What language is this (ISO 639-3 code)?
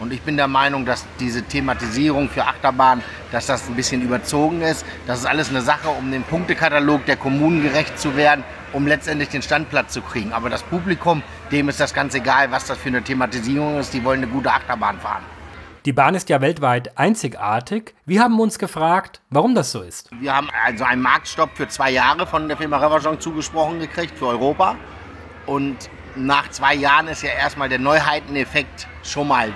deu